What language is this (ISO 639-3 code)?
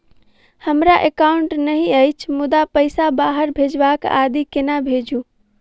mai